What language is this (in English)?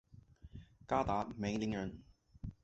Chinese